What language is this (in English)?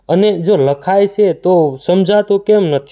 Gujarati